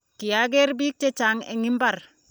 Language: Kalenjin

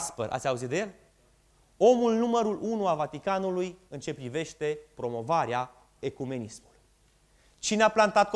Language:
Romanian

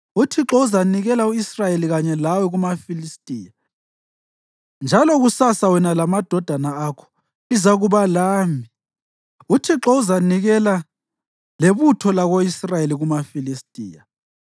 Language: North Ndebele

